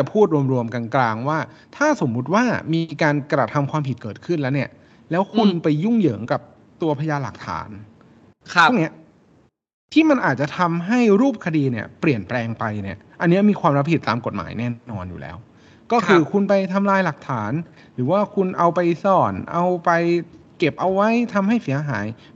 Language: Thai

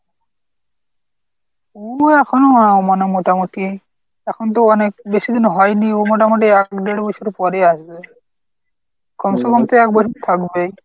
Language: Bangla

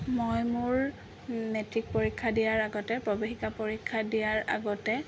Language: Assamese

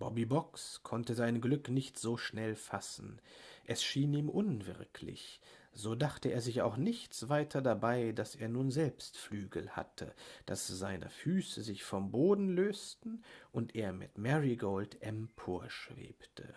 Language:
German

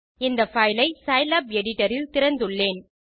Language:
Tamil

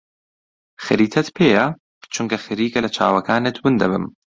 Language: Central Kurdish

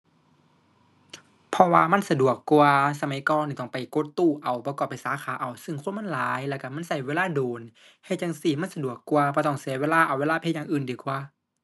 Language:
Thai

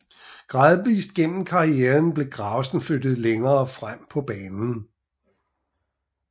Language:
Danish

